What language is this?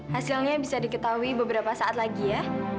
Indonesian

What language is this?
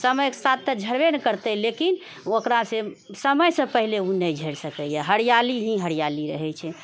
Maithili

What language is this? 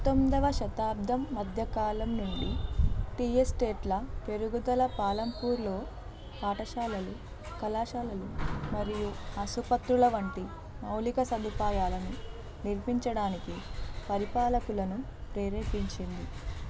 Telugu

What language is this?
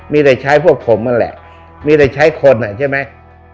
Thai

